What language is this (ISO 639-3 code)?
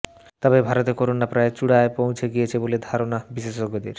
ben